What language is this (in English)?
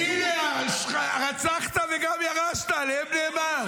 Hebrew